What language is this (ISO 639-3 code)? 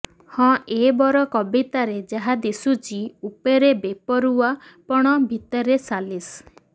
ori